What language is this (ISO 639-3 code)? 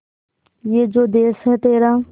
hin